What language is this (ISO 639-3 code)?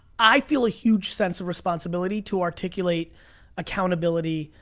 eng